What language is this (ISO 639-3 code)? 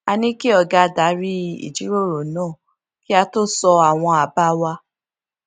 yor